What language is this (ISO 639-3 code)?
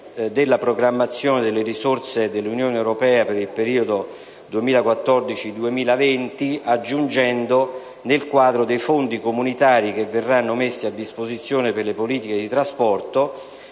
ita